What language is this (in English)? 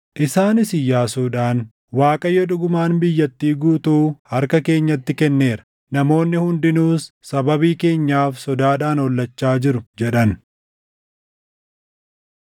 Oromo